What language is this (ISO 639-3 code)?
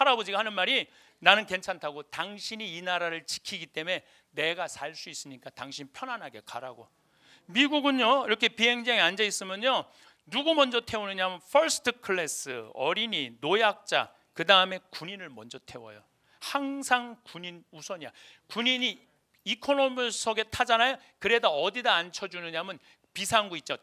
kor